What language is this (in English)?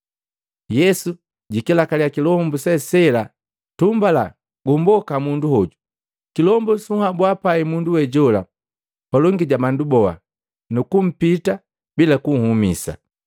Matengo